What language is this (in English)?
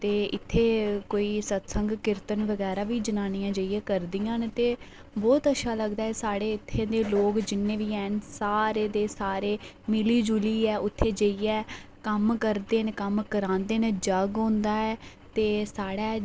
Dogri